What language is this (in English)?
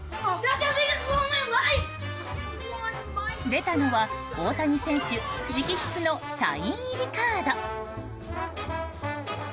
Japanese